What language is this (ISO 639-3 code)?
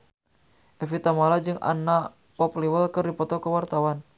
sun